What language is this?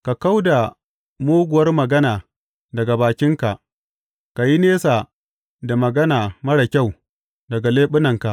Hausa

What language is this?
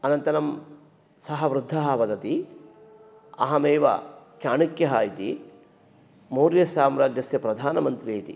Sanskrit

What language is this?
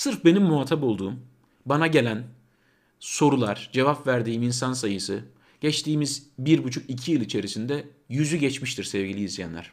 Turkish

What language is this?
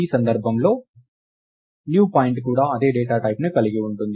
Telugu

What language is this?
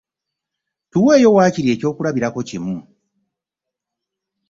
Ganda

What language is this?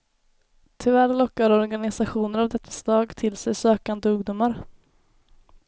Swedish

